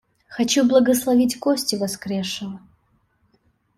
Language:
Russian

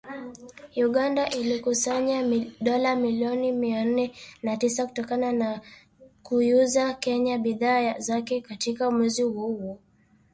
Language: Swahili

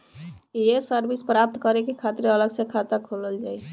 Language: Bhojpuri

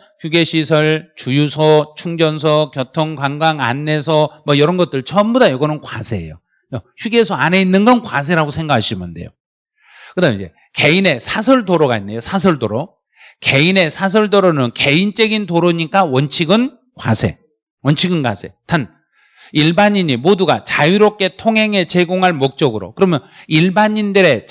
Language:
Korean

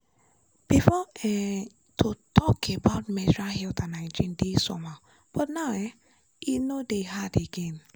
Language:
Nigerian Pidgin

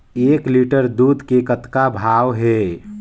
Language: Chhattisgarhi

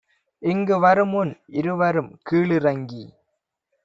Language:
Tamil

